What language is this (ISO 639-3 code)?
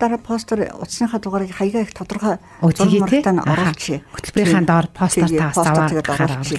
tur